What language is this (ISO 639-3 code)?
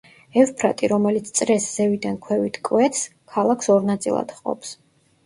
kat